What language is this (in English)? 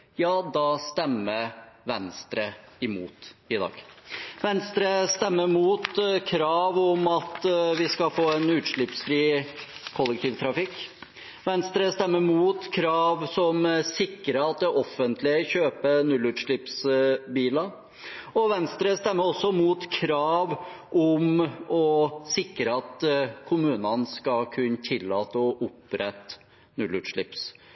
Norwegian Bokmål